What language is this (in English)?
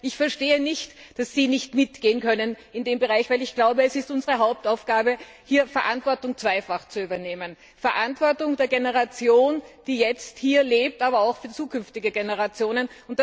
German